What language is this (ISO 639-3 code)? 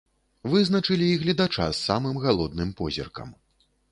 bel